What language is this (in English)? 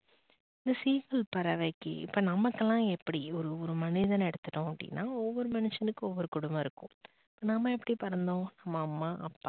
Tamil